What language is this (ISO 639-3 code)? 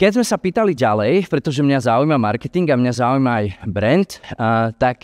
slk